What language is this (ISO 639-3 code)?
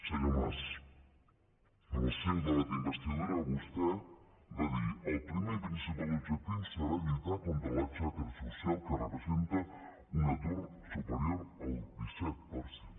cat